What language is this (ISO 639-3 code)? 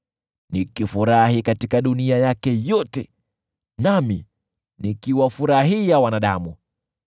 swa